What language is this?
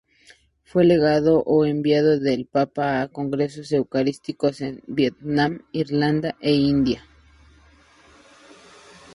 Spanish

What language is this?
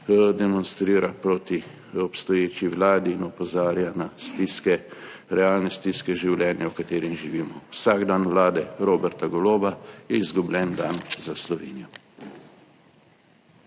Slovenian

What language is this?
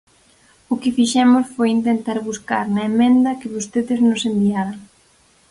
Galician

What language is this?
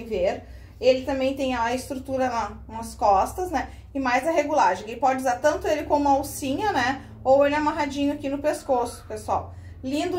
Portuguese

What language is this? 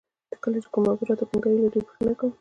Pashto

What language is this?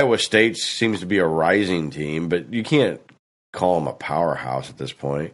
English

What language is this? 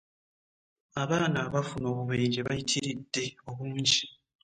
Ganda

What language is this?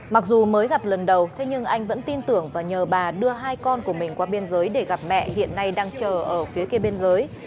Vietnamese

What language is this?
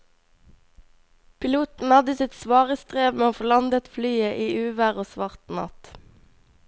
Norwegian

